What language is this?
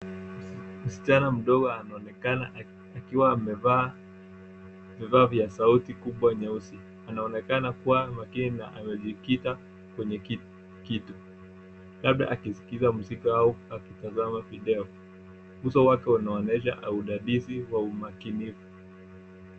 Swahili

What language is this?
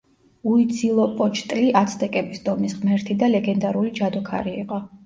Georgian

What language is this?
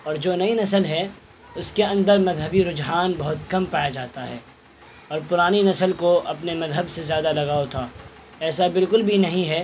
Urdu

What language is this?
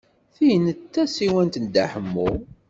Kabyle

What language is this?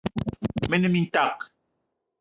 Eton (Cameroon)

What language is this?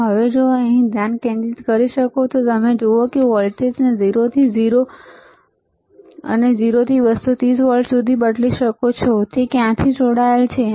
Gujarati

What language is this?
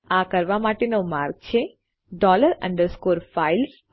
Gujarati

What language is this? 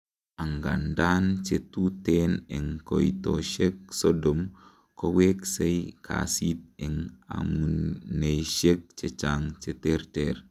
Kalenjin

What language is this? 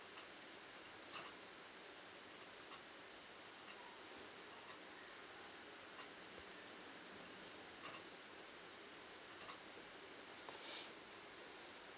English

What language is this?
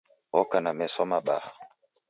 Taita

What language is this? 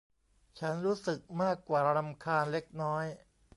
Thai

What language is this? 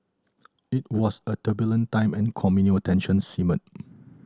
English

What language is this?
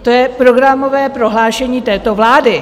Czech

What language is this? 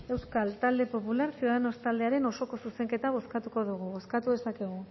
Basque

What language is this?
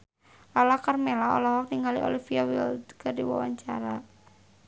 Sundanese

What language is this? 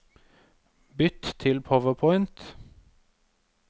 Norwegian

